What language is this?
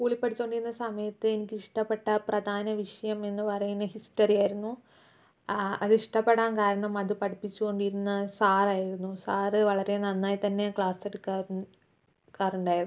Malayalam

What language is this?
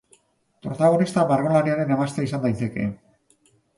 Basque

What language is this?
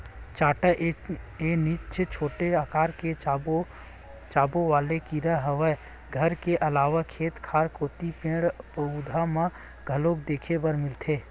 Chhattisgarhi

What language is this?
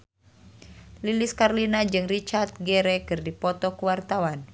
Sundanese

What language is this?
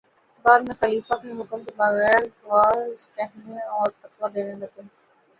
Urdu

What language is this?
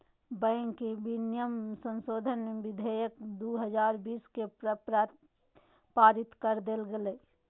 Magahi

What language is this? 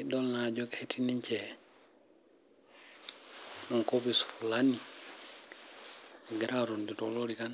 Masai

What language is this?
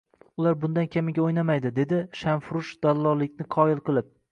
Uzbek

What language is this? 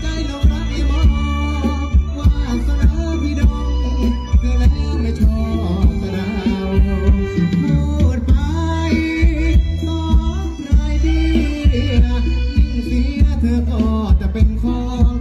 Thai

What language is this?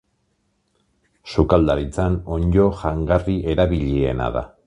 Basque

